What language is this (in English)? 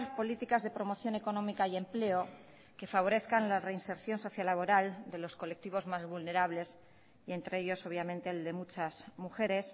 Spanish